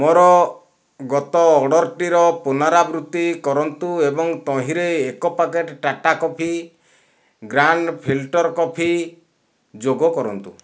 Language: Odia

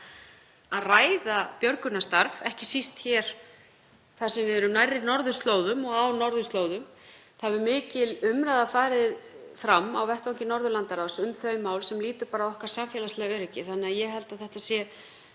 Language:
Icelandic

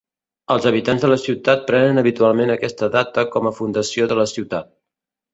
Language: Catalan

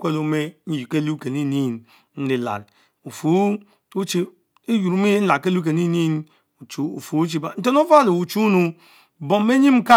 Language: Mbe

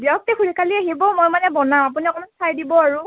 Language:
Assamese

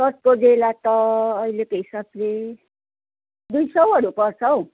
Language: Nepali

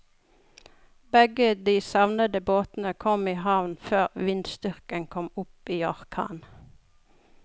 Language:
Norwegian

